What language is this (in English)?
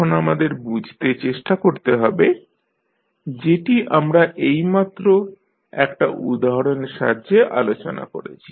Bangla